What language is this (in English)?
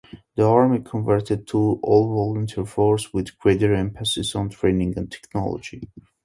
English